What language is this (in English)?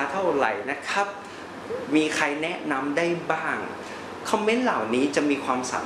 Thai